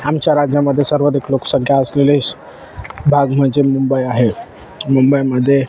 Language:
Marathi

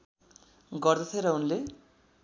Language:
Nepali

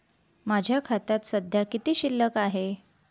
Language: Marathi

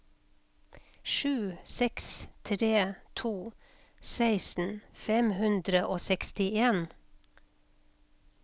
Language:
Norwegian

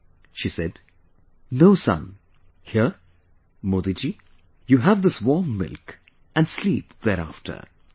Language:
English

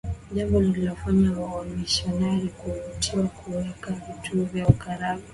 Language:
Swahili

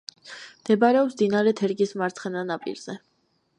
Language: Georgian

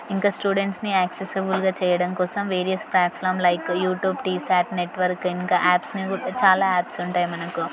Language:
Telugu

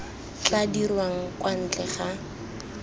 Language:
Tswana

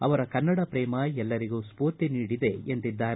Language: Kannada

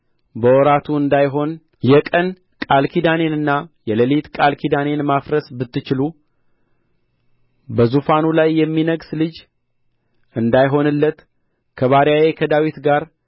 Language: Amharic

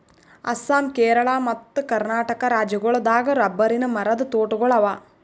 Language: Kannada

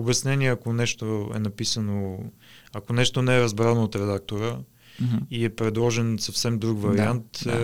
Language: Bulgarian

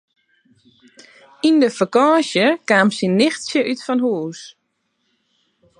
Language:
Western Frisian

